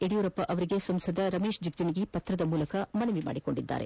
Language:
Kannada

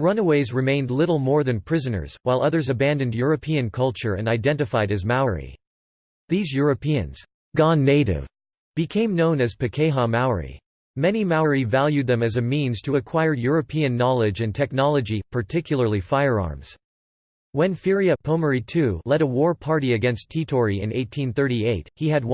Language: English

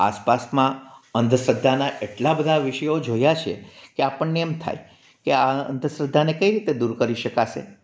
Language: Gujarati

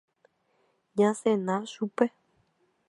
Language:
Guarani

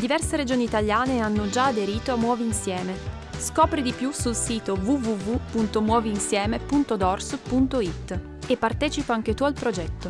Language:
Italian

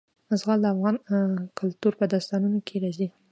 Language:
Pashto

